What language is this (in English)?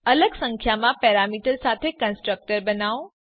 Gujarati